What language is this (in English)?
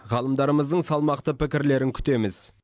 Kazakh